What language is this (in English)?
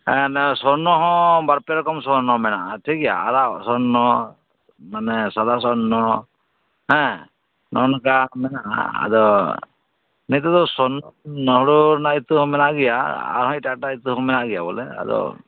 Santali